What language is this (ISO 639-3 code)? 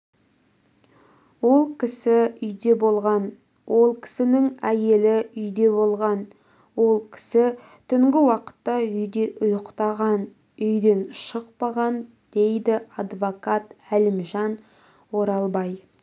kaz